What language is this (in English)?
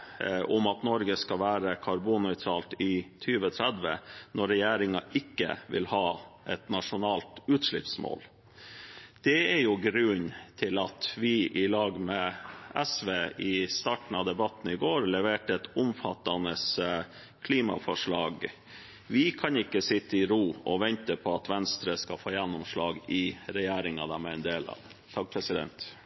Norwegian Bokmål